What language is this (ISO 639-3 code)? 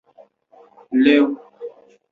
zho